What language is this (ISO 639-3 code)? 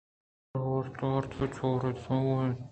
bgp